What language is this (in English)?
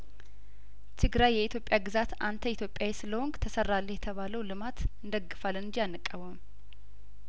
Amharic